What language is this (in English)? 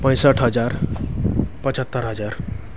Nepali